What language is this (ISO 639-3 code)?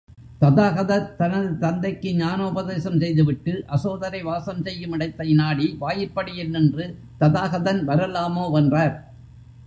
tam